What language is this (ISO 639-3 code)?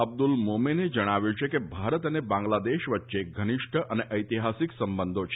guj